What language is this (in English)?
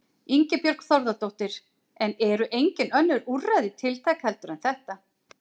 Icelandic